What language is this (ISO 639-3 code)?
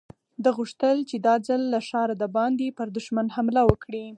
pus